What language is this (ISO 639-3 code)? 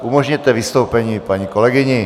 ces